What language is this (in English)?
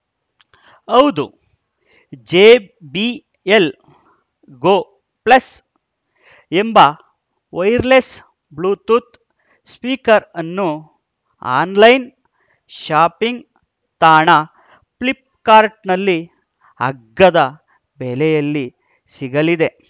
Kannada